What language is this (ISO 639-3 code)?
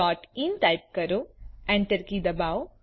guj